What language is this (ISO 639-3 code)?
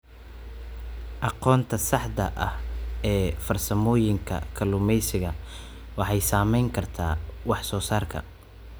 som